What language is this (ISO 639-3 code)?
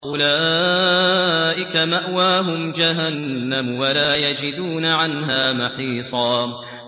ara